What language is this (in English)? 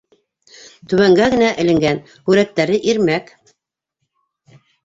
Bashkir